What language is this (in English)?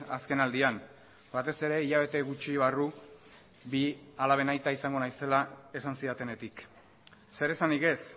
Basque